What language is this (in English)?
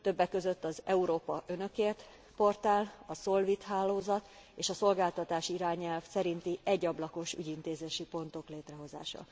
Hungarian